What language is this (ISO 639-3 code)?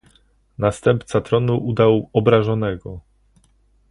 pol